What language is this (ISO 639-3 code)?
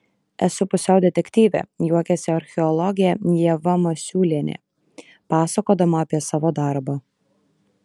lit